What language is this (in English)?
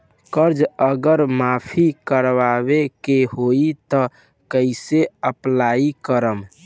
Bhojpuri